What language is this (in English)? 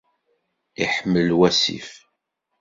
Kabyle